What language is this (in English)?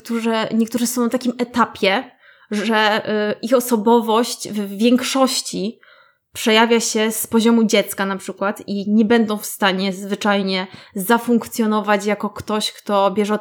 Polish